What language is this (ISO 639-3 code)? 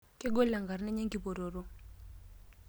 mas